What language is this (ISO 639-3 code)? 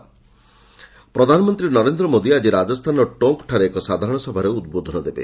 ori